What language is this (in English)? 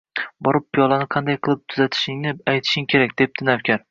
Uzbek